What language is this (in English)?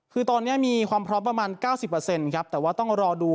Thai